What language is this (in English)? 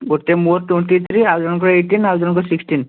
Odia